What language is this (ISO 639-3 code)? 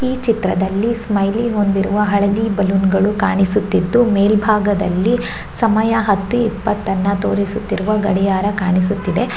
kan